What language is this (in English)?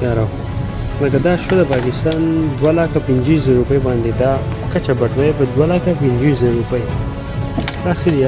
Romanian